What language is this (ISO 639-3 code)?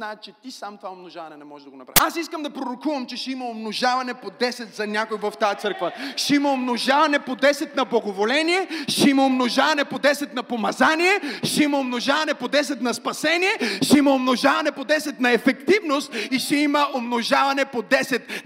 bul